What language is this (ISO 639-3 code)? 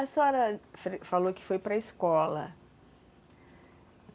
por